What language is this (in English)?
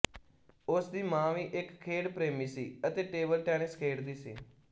Punjabi